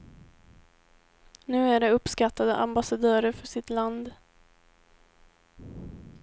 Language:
Swedish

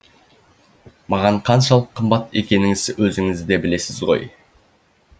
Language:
Kazakh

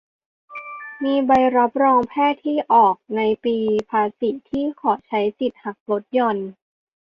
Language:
Thai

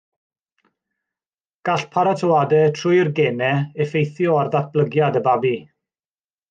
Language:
Welsh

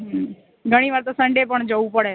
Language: Gujarati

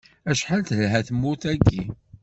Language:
Kabyle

